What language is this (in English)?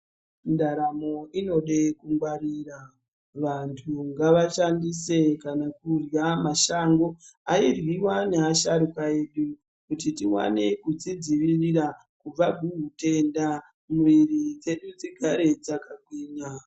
Ndau